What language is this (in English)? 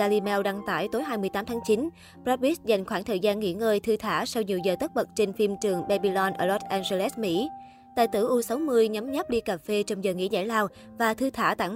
Vietnamese